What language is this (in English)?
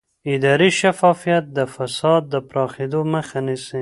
Pashto